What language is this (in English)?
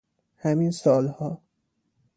Persian